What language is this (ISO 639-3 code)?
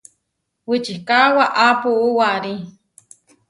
var